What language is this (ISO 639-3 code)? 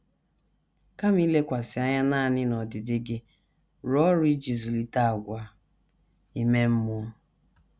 ibo